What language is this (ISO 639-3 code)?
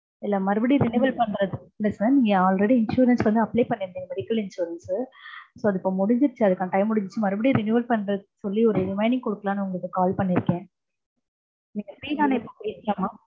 tam